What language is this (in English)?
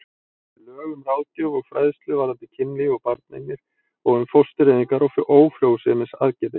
Icelandic